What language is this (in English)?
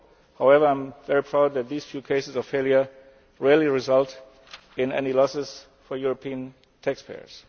English